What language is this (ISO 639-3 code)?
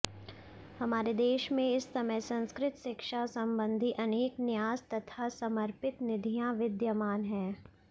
san